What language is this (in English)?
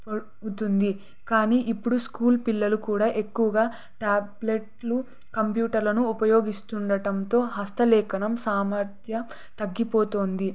Telugu